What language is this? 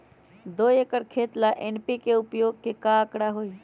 Magahi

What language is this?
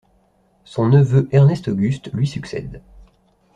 French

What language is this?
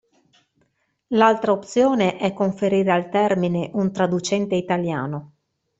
Italian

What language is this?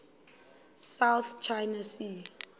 Xhosa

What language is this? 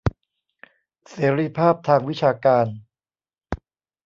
Thai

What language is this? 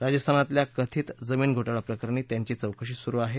Marathi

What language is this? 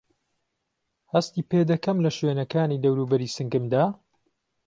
Central Kurdish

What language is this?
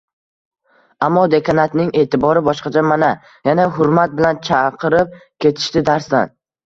Uzbek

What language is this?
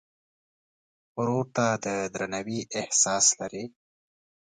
Pashto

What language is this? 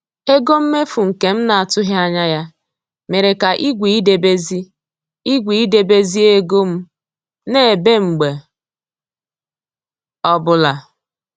Igbo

